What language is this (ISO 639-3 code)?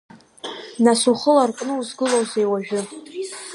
abk